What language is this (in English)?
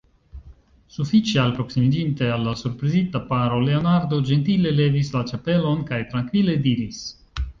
Esperanto